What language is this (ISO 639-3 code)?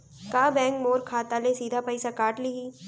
hne